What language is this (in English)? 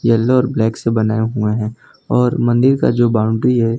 Hindi